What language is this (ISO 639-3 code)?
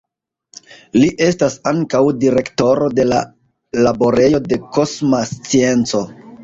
epo